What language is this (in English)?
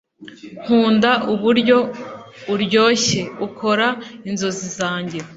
Kinyarwanda